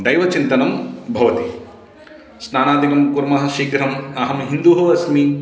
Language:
Sanskrit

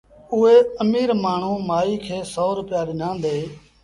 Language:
Sindhi Bhil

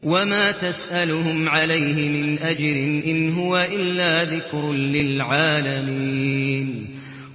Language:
Arabic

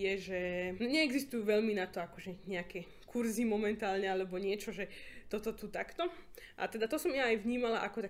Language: Slovak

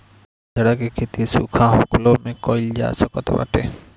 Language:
Bhojpuri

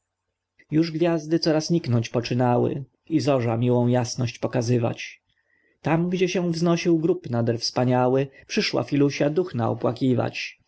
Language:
Polish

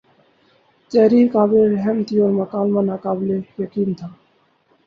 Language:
Urdu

